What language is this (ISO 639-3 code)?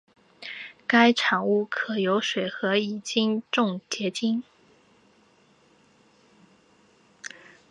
zho